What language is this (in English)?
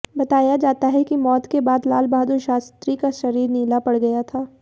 Hindi